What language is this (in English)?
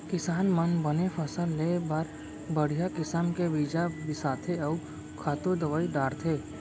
Chhattisgarhi